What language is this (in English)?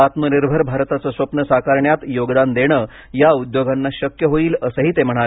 Marathi